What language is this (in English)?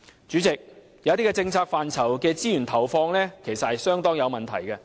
Cantonese